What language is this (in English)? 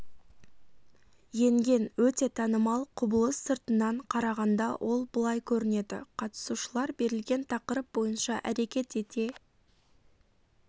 Kazakh